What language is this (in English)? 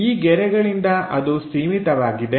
Kannada